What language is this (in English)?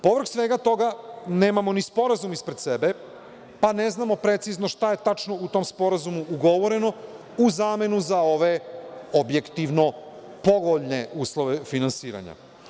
Serbian